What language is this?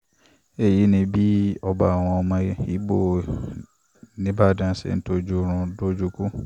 Yoruba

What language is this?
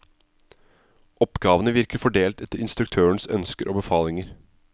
Norwegian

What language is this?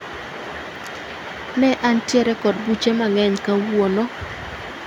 Luo (Kenya and Tanzania)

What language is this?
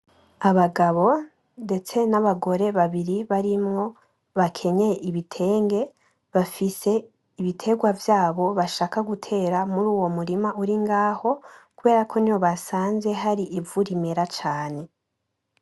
Rundi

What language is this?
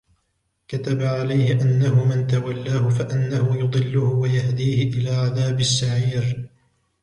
Arabic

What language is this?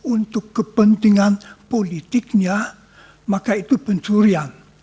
Indonesian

